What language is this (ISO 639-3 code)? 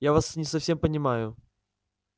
rus